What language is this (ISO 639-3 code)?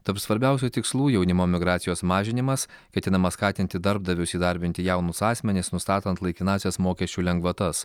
lit